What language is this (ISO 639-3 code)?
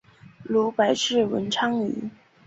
zho